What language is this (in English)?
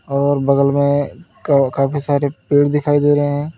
Hindi